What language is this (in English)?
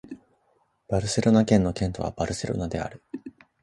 Japanese